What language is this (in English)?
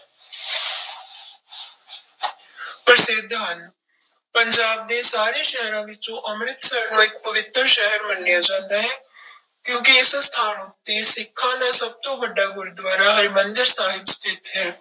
Punjabi